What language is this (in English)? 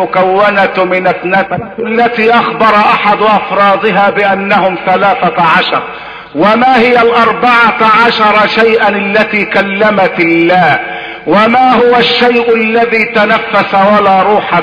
Arabic